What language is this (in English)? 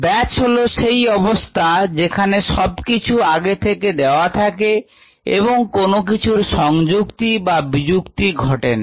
Bangla